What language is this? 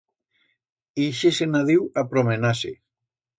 Aragonese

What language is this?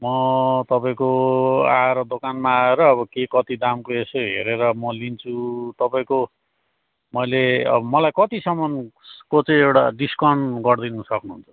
Nepali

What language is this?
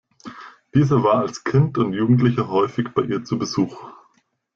German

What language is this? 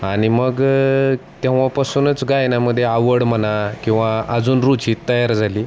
Marathi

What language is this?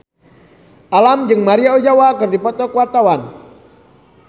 Sundanese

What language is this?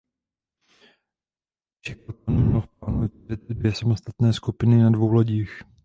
Czech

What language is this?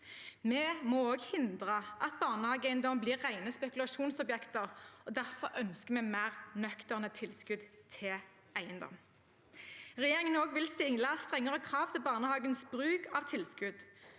Norwegian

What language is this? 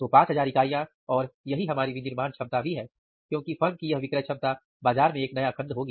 Hindi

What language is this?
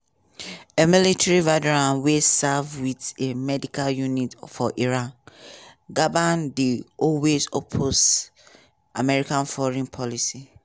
Nigerian Pidgin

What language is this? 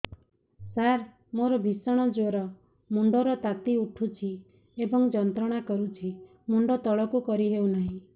Odia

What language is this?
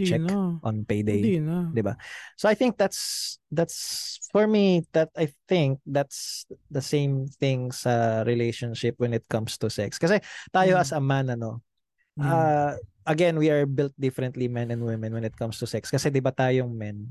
Filipino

